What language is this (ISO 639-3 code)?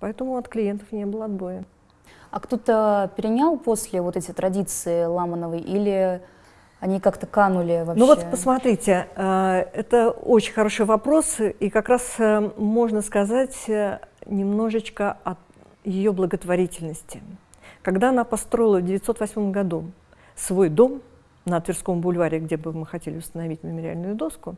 rus